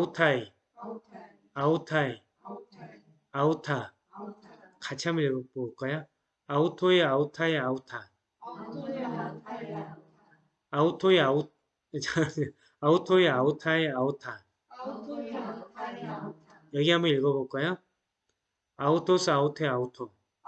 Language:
Korean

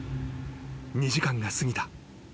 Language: Japanese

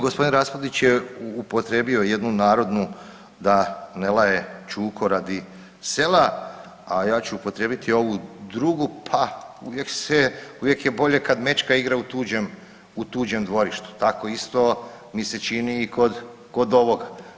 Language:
Croatian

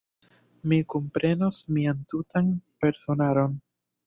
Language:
Esperanto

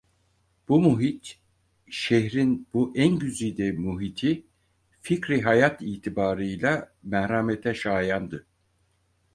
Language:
Turkish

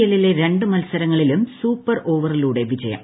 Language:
Malayalam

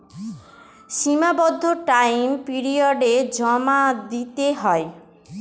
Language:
Bangla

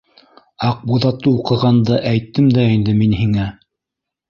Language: Bashkir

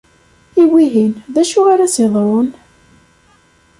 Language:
Kabyle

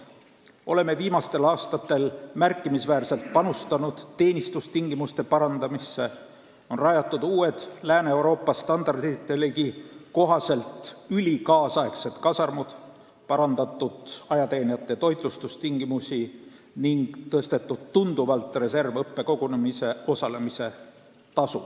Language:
Estonian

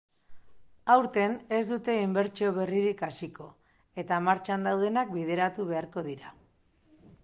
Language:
Basque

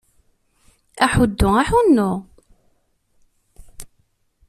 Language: Kabyle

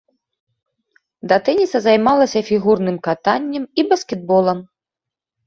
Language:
Belarusian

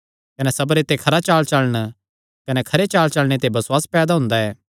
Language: Kangri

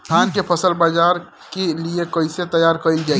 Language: Bhojpuri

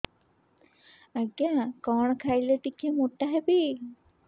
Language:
Odia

